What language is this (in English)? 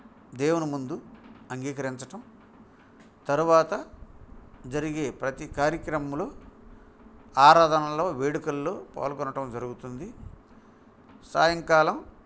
Telugu